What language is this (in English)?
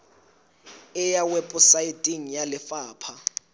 Southern Sotho